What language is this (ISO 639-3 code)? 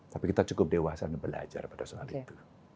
ind